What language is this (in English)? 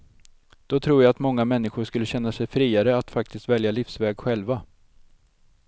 Swedish